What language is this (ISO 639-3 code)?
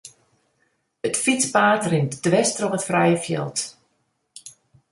fry